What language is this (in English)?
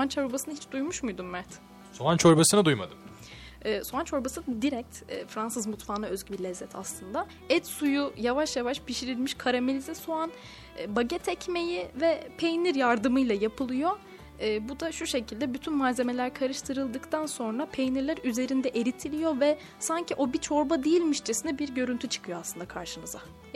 Turkish